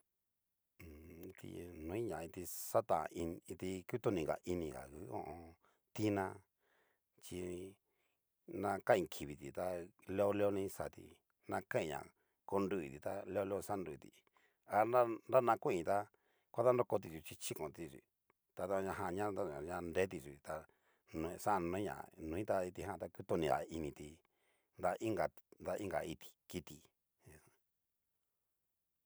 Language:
Cacaloxtepec Mixtec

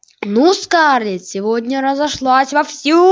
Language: Russian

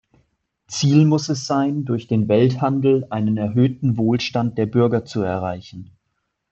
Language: German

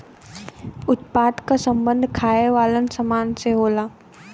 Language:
Bhojpuri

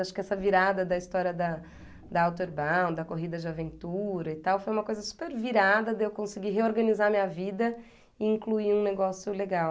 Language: Portuguese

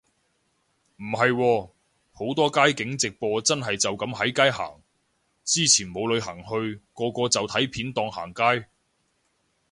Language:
Cantonese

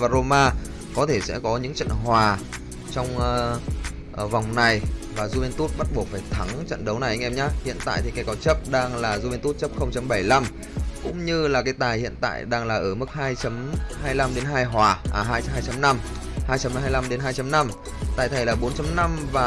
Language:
Vietnamese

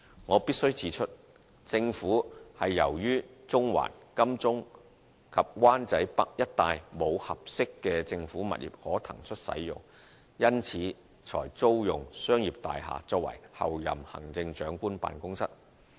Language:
Cantonese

